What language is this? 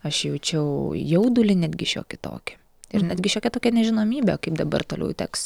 Lithuanian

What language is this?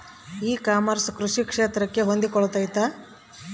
Kannada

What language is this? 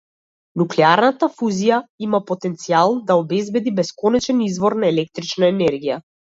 Macedonian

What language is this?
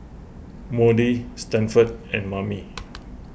English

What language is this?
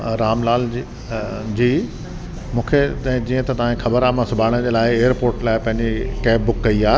Sindhi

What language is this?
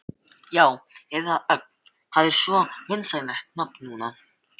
Icelandic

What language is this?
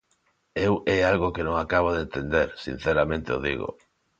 Galician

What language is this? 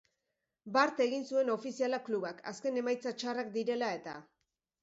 Basque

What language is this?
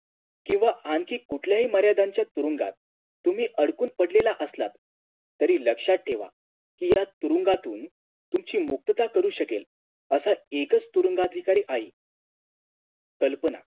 Marathi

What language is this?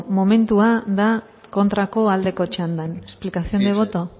Basque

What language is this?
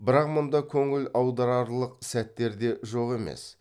Kazakh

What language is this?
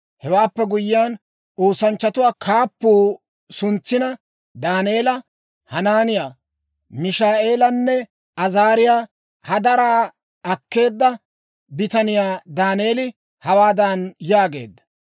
Dawro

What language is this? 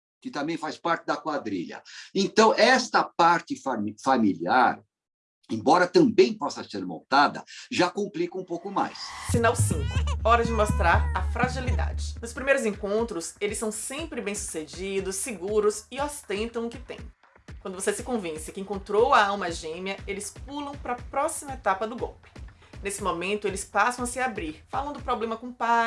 Portuguese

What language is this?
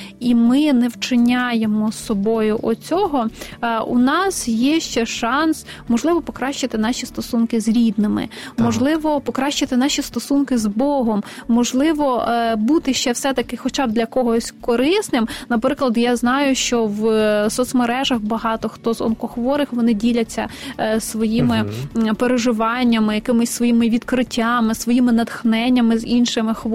Ukrainian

